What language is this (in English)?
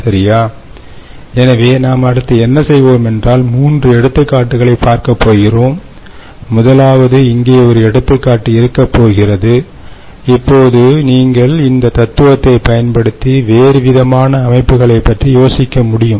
Tamil